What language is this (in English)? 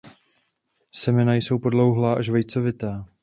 Czech